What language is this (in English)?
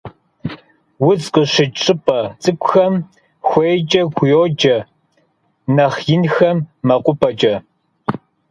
Kabardian